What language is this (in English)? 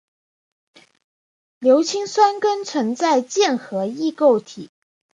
Chinese